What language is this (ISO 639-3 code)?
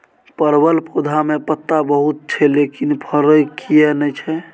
mai